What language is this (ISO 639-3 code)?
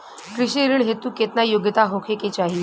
bho